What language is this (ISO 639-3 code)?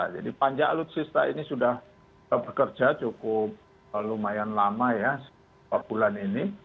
ind